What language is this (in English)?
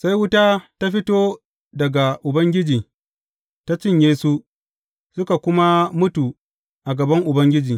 Hausa